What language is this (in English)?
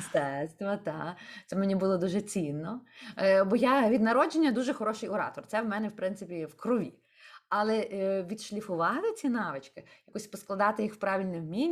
Ukrainian